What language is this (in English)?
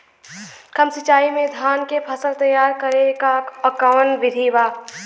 Bhojpuri